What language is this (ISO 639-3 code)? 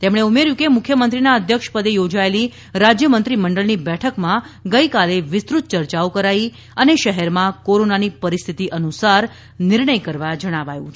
guj